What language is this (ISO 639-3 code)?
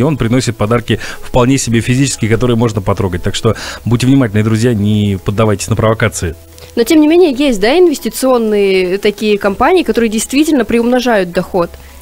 rus